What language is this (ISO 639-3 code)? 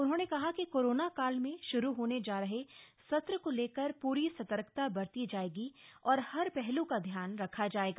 hin